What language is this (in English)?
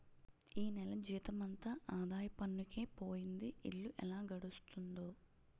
Telugu